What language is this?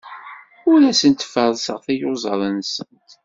Kabyle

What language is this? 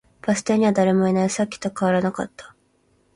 Japanese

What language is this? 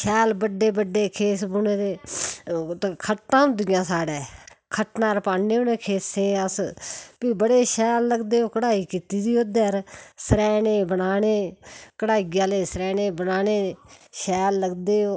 Dogri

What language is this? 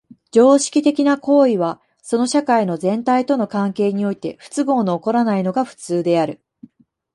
Japanese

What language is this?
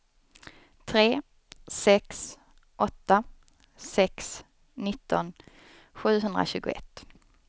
Swedish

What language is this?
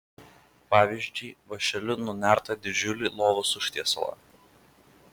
Lithuanian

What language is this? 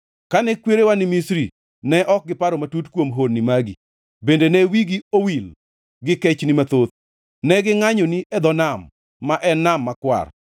Luo (Kenya and Tanzania)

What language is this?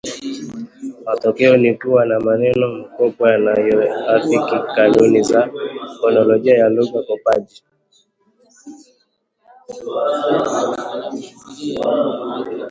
Swahili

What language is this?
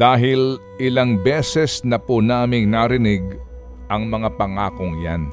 Filipino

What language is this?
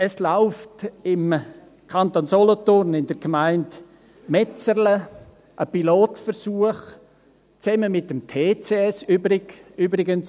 Swiss German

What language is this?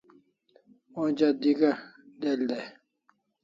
Kalasha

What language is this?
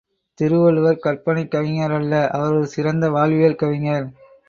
Tamil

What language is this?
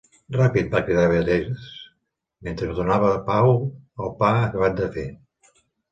Catalan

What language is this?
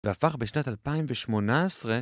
Hebrew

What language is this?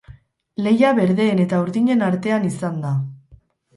Basque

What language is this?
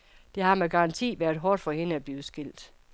Danish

